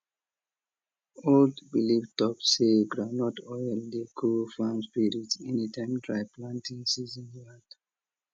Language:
Nigerian Pidgin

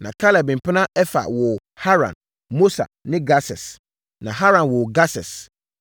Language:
Akan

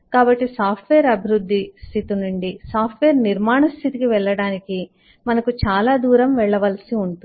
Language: Telugu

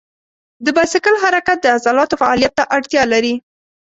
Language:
Pashto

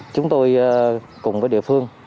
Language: Vietnamese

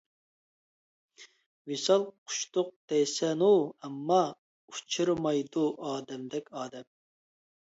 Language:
Uyghur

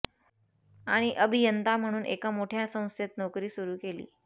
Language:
Marathi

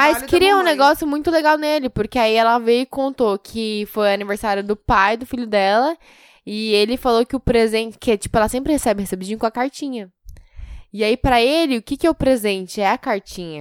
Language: Portuguese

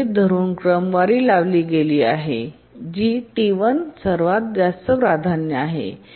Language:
Marathi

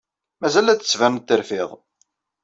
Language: Kabyle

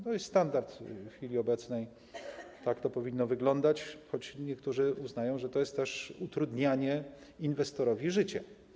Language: Polish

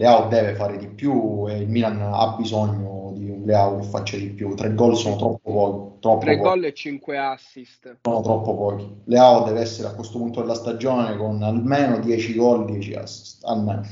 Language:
Italian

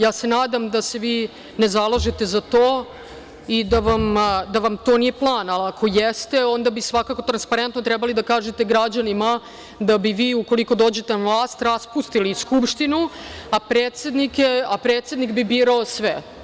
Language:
Serbian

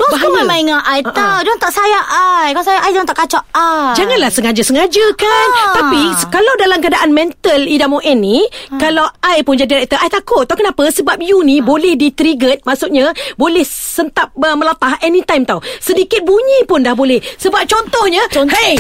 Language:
Malay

